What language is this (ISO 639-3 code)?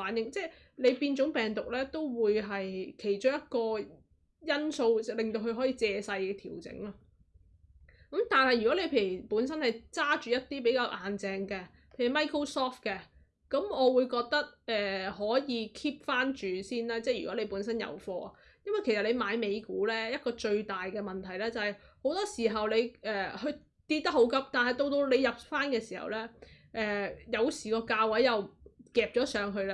zho